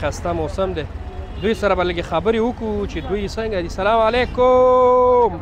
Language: Arabic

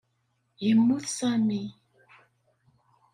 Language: Kabyle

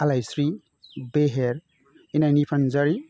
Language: Bodo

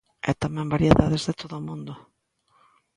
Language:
Galician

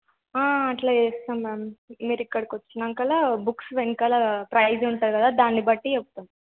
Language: Telugu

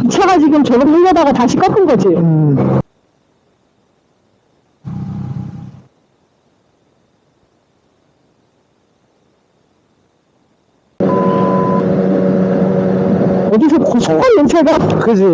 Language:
Korean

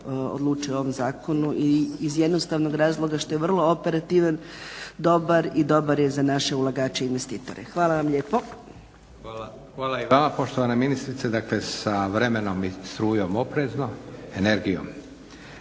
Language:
Croatian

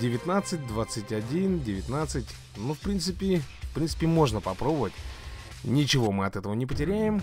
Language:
Russian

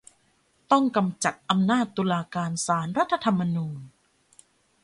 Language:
Thai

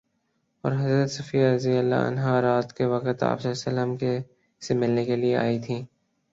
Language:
Urdu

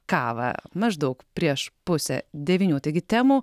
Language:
Lithuanian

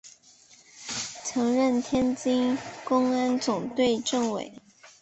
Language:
Chinese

